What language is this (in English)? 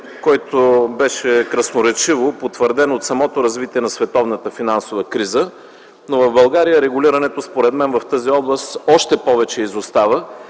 Bulgarian